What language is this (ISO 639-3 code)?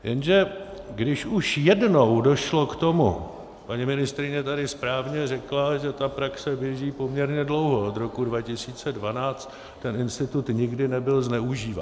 ces